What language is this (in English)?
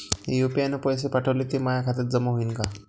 Marathi